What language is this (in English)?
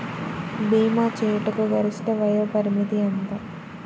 Telugu